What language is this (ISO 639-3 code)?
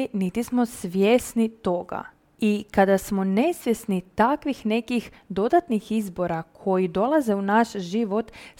hrv